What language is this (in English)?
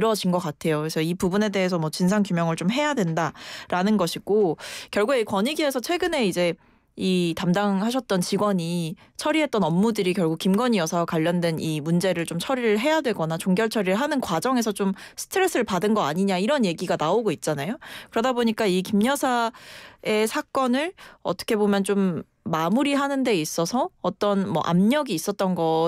Korean